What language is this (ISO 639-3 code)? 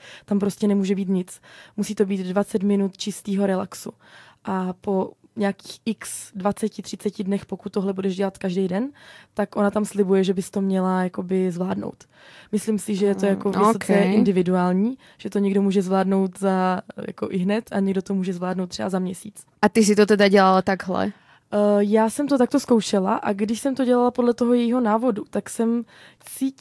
ces